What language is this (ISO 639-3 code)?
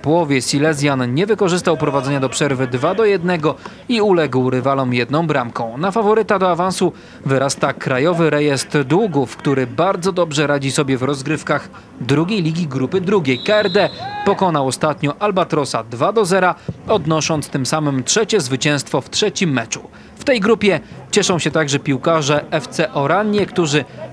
pol